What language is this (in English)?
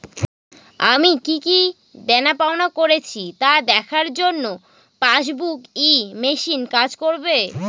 Bangla